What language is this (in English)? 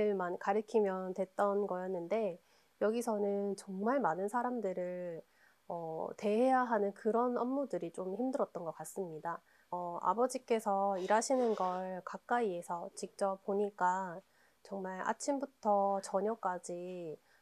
Korean